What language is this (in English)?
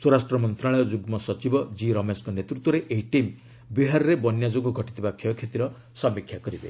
Odia